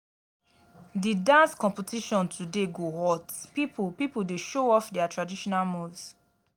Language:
Nigerian Pidgin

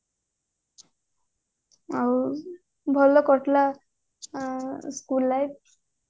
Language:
Odia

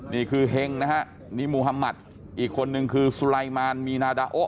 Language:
Thai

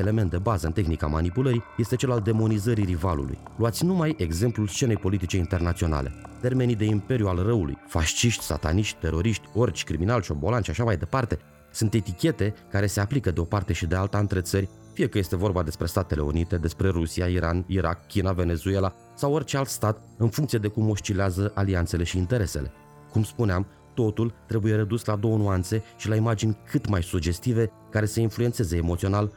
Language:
Romanian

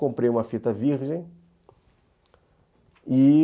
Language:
Portuguese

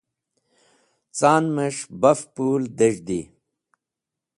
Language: Wakhi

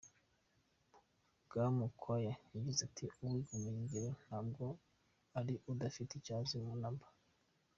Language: Kinyarwanda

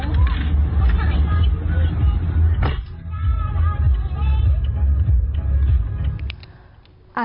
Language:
Thai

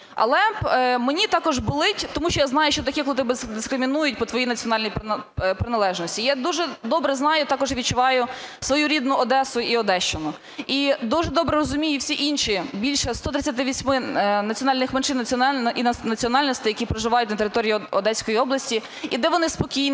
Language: Ukrainian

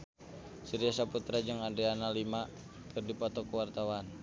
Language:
Sundanese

